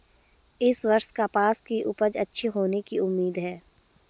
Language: Hindi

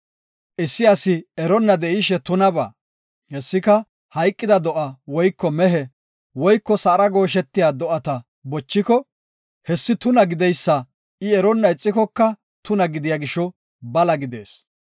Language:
Gofa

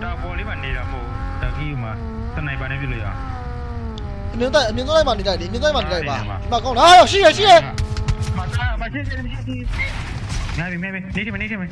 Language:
Thai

